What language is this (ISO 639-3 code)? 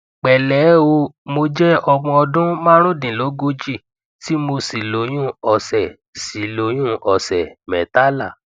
yor